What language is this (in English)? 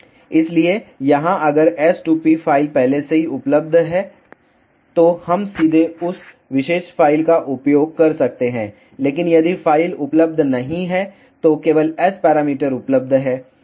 Hindi